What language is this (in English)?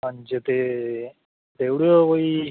Dogri